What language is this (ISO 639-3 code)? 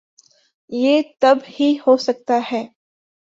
urd